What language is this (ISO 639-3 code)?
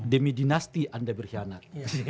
ind